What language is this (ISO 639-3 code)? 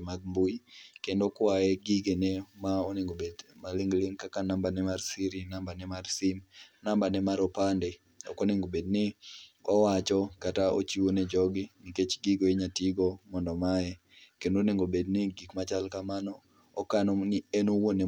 luo